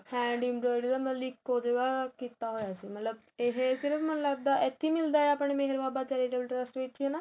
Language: Punjabi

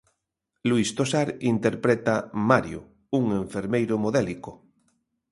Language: Galician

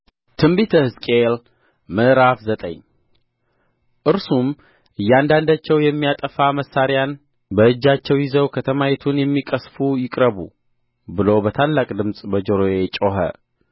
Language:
Amharic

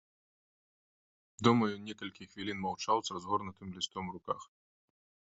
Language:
Belarusian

